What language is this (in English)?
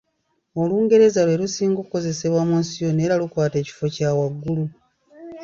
Ganda